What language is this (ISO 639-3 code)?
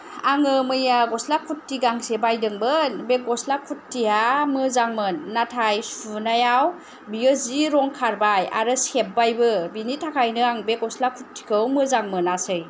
brx